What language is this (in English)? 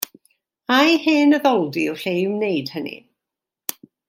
Welsh